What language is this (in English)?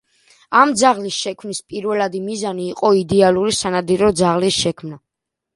Georgian